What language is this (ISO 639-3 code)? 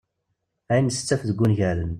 kab